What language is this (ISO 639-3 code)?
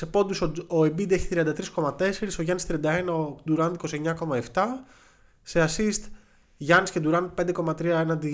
ell